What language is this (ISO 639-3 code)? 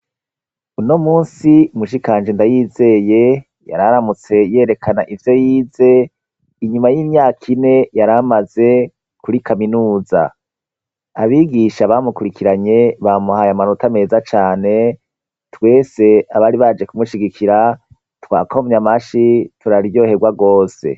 run